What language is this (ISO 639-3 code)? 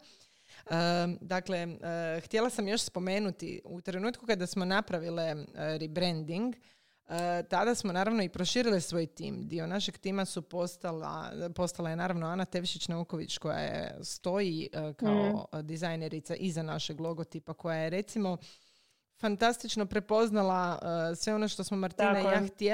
hrv